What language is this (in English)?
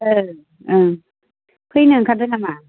Bodo